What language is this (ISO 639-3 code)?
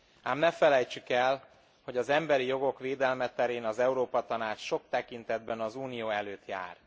hun